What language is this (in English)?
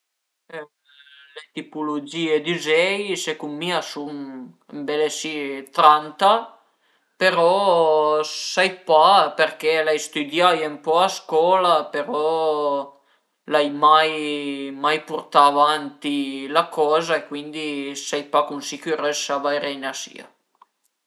Piedmontese